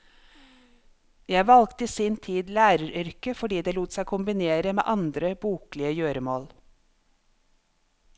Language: Norwegian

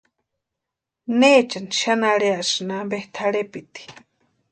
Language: Western Highland Purepecha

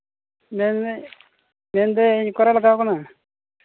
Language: Santali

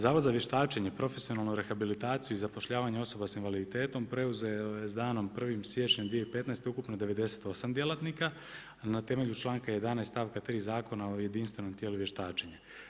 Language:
Croatian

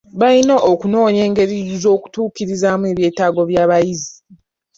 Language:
Ganda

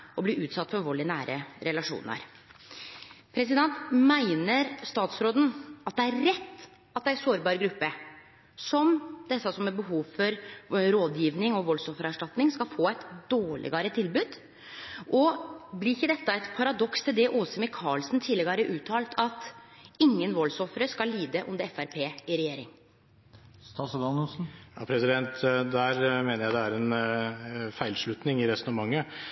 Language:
Norwegian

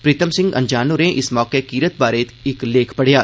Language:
Dogri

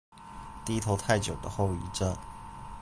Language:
Chinese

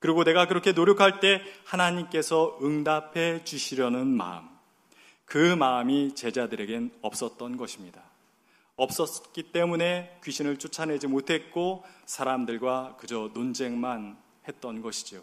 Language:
Korean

